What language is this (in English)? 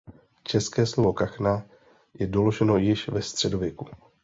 Czech